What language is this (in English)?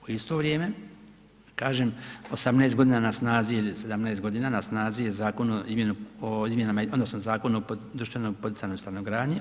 Croatian